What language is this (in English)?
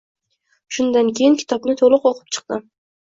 Uzbek